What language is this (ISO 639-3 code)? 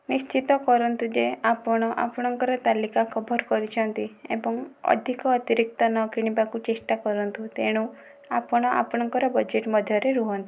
ori